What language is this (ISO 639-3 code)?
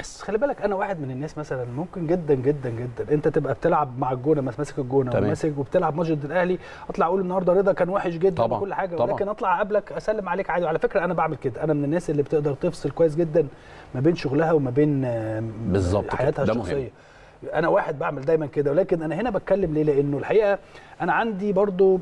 ara